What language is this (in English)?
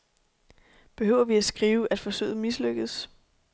Danish